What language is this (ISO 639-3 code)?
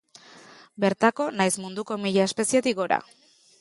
eus